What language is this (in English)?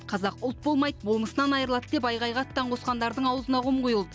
Kazakh